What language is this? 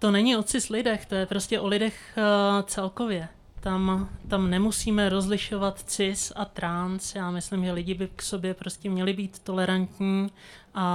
Czech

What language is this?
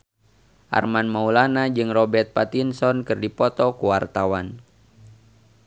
Sundanese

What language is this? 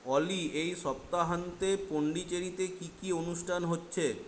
Bangla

